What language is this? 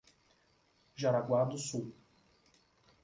Portuguese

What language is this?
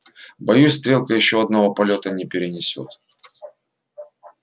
Russian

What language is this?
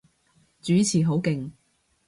Cantonese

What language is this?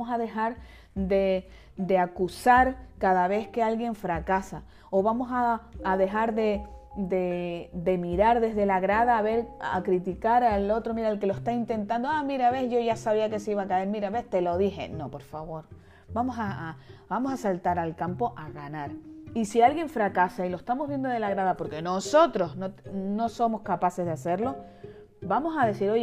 Spanish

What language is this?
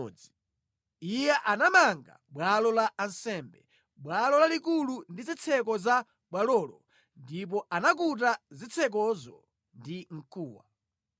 Nyanja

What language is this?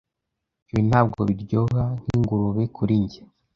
Kinyarwanda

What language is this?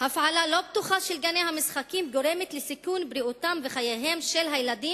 Hebrew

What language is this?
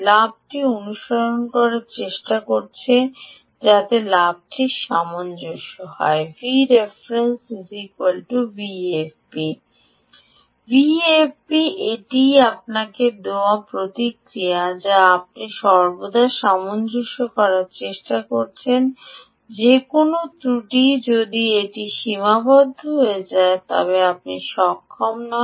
Bangla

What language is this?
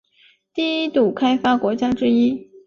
Chinese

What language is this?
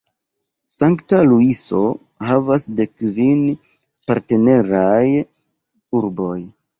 Esperanto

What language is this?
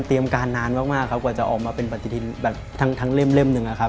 Thai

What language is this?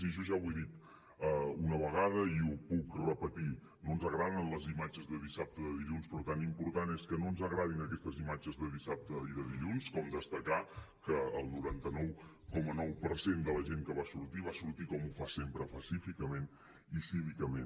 Catalan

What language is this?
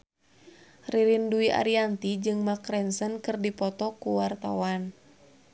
Sundanese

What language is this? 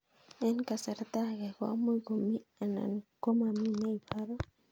Kalenjin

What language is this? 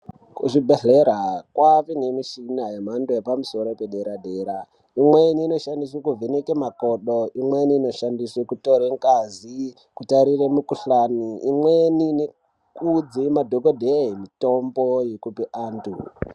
Ndau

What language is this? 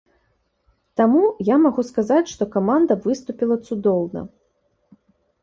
Belarusian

